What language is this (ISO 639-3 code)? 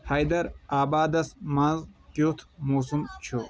kas